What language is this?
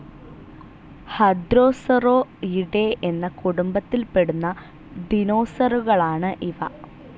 Malayalam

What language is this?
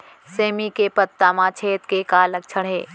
Chhattisgarhi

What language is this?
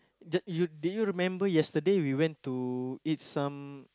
English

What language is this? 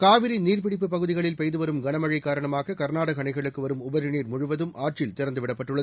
Tamil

